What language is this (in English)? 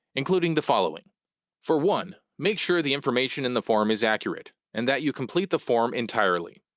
English